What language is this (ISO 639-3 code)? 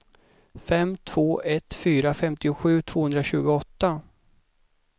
swe